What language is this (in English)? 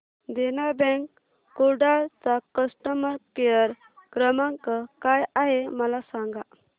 Marathi